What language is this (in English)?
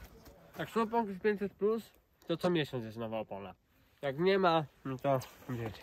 Polish